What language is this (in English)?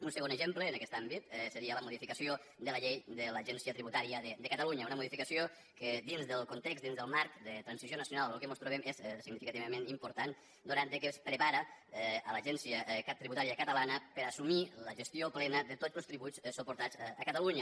Catalan